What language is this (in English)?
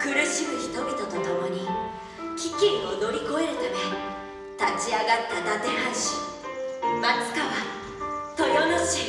Japanese